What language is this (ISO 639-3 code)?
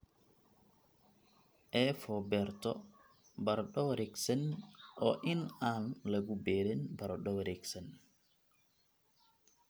som